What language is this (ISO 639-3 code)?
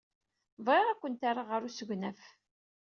kab